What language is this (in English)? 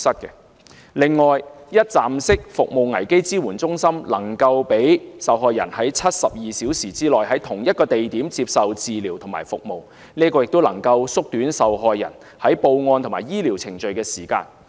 Cantonese